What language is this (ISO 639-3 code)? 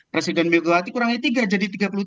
ind